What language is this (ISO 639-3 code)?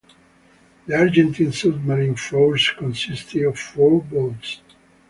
eng